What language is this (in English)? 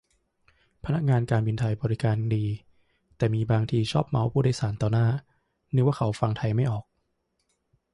Thai